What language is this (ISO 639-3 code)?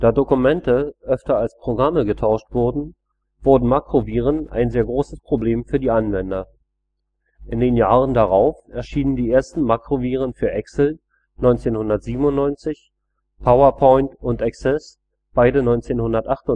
deu